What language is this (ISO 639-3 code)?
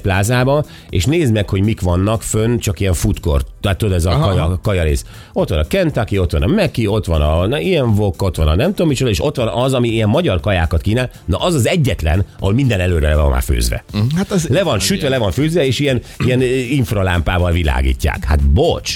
hun